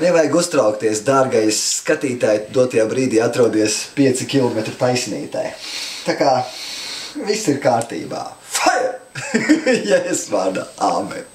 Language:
Latvian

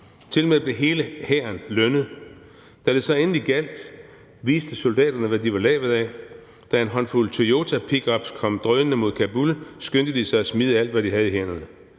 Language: Danish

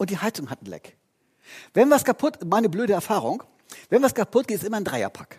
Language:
German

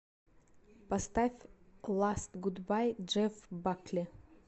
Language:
Russian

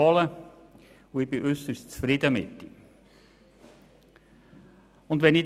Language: Swiss German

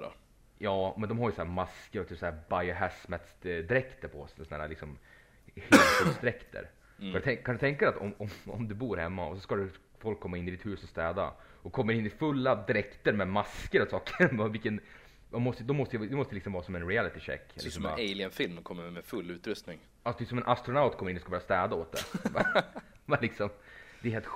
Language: Swedish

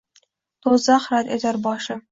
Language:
Uzbek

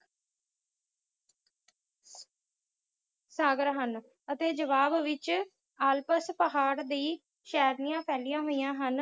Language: Punjabi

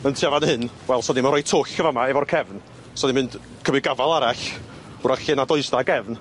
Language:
Welsh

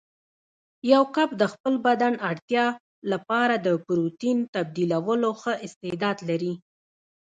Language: Pashto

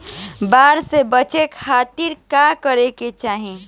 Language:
Bhojpuri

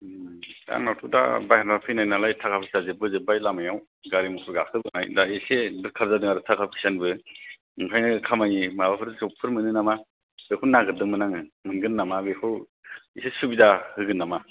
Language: Bodo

